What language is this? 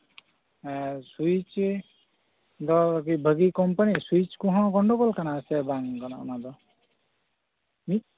Santali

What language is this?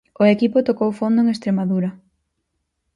Galician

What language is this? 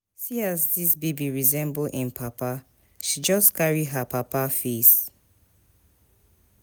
Nigerian Pidgin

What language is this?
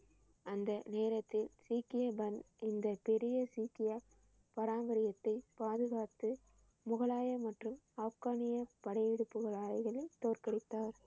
Tamil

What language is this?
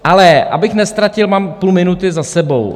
Czech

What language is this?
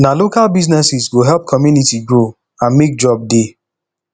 Nigerian Pidgin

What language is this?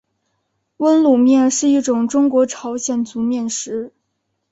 Chinese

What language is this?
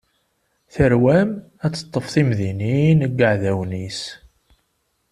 Kabyle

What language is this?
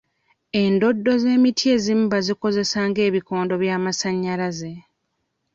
Ganda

